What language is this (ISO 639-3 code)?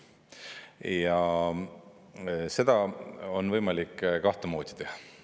est